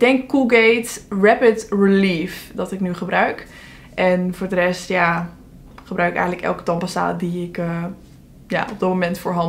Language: Dutch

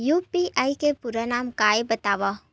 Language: Chhattisgarhi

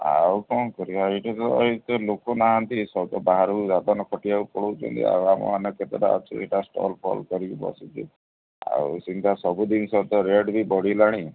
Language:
Odia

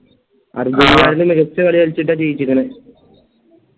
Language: Malayalam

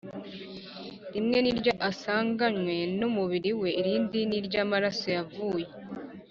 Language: Kinyarwanda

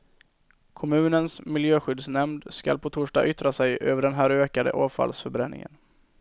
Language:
Swedish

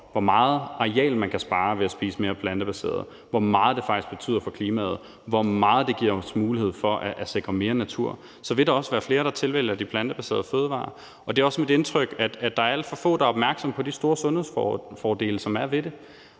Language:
Danish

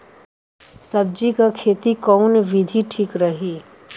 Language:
Bhojpuri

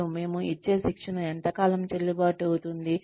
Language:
Telugu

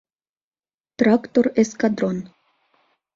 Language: Mari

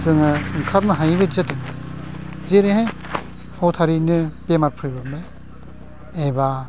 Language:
Bodo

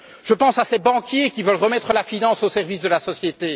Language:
French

